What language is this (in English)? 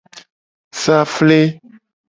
Gen